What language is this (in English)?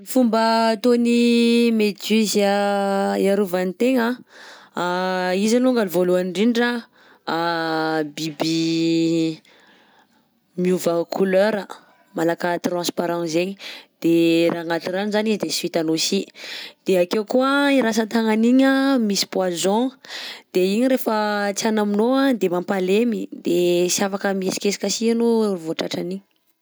Southern Betsimisaraka Malagasy